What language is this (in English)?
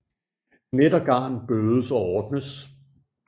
Danish